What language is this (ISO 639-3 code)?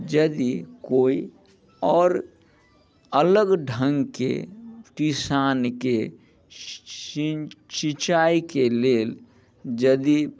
mai